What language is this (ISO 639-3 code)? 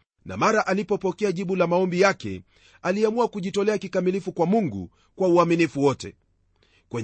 swa